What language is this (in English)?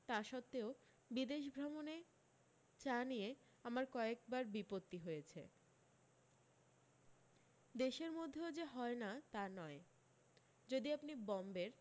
Bangla